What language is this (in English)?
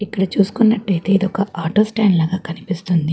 Telugu